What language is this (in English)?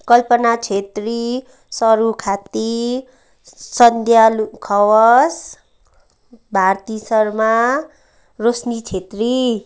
Nepali